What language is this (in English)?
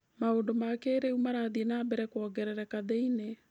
Kikuyu